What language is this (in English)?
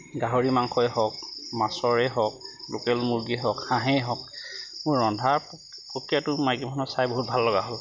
Assamese